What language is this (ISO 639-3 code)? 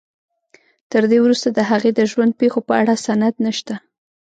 pus